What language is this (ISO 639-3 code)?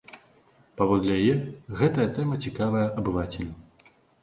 bel